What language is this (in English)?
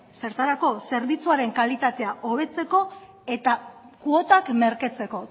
Basque